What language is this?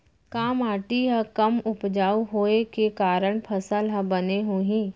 Chhattisgarhi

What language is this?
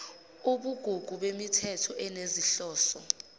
Zulu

